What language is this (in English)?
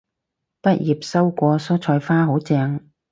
Cantonese